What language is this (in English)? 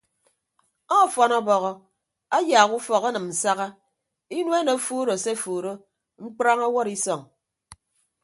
Ibibio